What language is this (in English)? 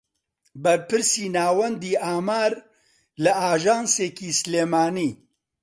Central Kurdish